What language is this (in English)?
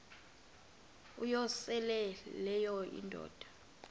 Xhosa